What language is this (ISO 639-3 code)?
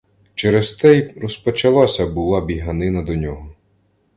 ukr